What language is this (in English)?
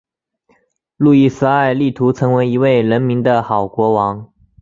Chinese